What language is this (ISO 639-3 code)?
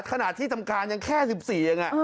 tha